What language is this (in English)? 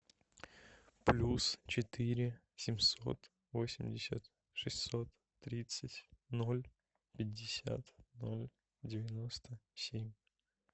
Russian